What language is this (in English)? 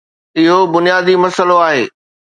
Sindhi